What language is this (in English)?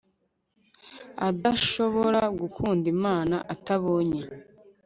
Kinyarwanda